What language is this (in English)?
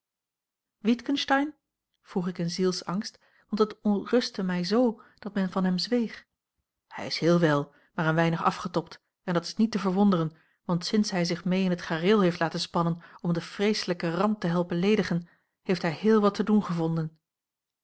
Dutch